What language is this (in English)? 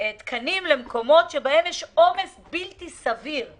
Hebrew